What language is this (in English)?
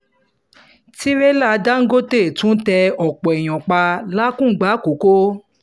Yoruba